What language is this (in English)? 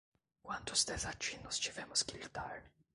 Portuguese